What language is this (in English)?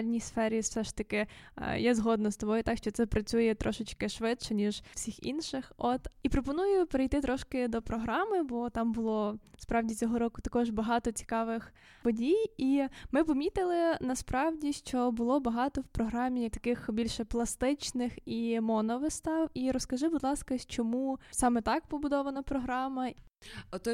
Ukrainian